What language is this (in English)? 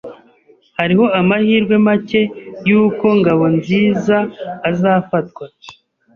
Kinyarwanda